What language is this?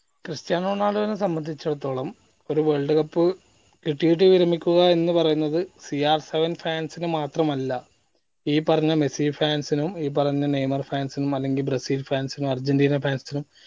Malayalam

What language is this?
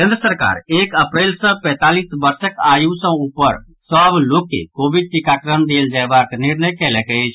Maithili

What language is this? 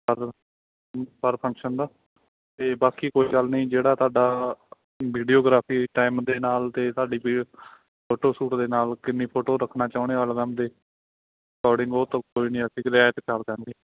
Punjabi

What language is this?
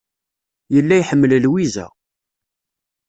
Kabyle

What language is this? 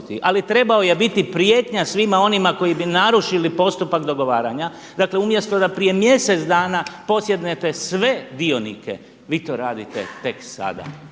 Croatian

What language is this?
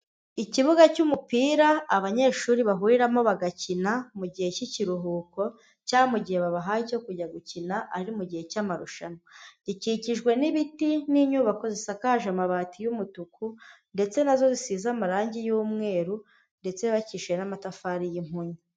Kinyarwanda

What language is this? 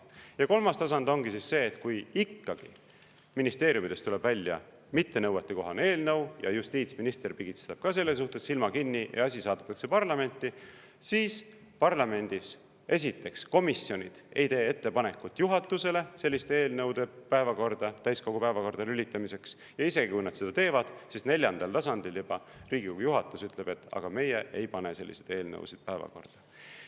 Estonian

